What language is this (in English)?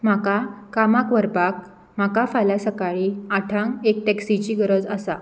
Konkani